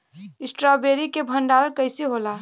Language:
Bhojpuri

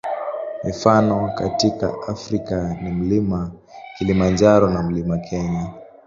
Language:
Swahili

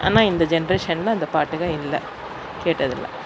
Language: Tamil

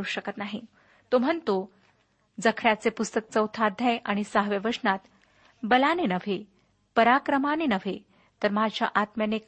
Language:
Marathi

